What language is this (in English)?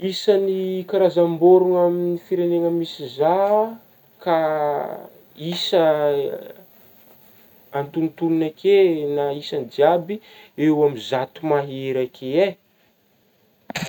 Northern Betsimisaraka Malagasy